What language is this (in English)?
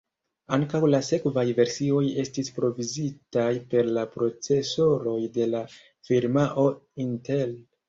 Esperanto